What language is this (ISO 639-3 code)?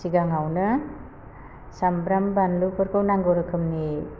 brx